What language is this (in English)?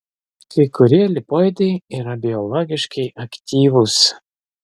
Lithuanian